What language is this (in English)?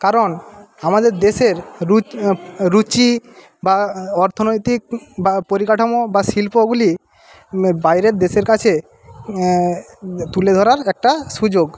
Bangla